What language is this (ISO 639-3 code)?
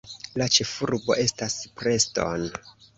epo